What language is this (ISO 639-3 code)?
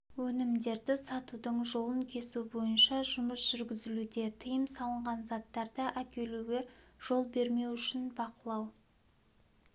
kaz